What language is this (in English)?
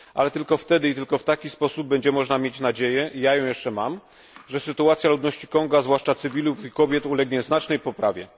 Polish